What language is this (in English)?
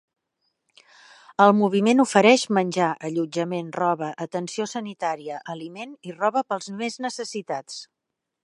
Catalan